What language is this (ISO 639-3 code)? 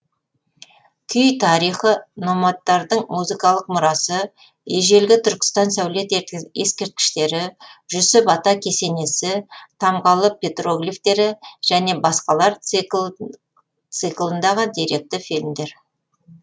kaz